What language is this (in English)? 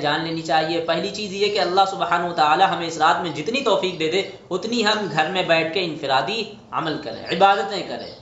Hindi